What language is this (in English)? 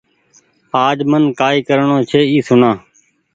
Goaria